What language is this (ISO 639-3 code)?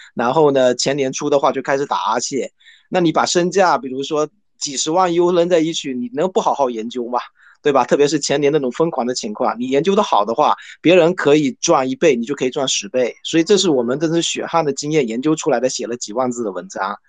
zho